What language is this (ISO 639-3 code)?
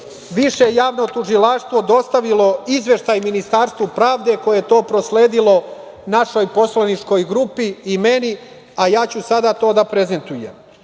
srp